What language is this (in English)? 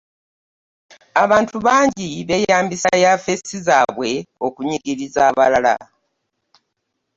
Ganda